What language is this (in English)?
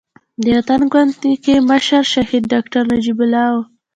Pashto